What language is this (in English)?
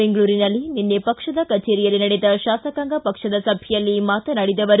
Kannada